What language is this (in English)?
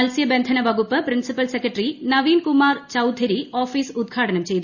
Malayalam